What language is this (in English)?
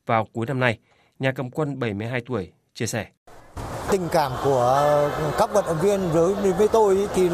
Vietnamese